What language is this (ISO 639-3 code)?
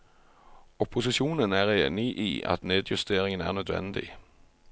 nor